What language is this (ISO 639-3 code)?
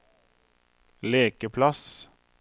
nor